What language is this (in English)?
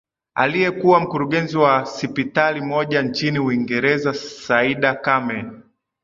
Swahili